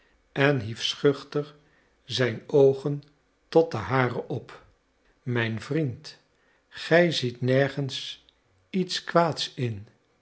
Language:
Dutch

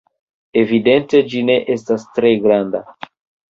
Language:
Esperanto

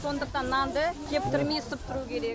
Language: Kazakh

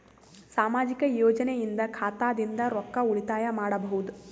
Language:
Kannada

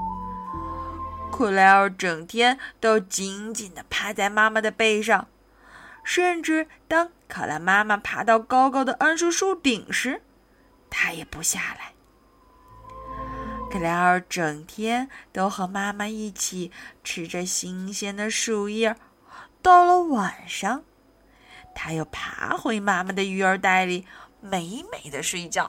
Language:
Chinese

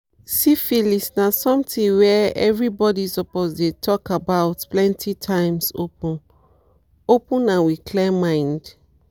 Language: Nigerian Pidgin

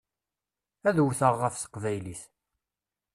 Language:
Kabyle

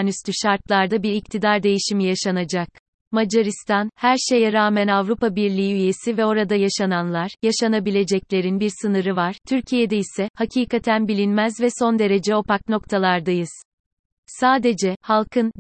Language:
Turkish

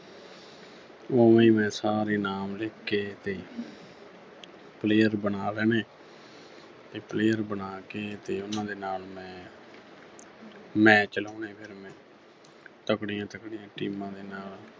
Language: Punjabi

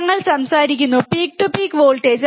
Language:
Malayalam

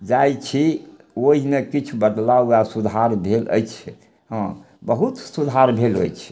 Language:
Maithili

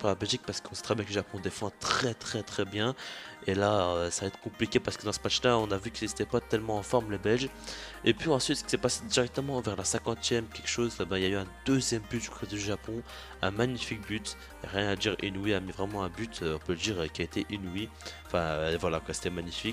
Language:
French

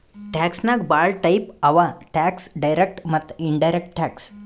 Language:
Kannada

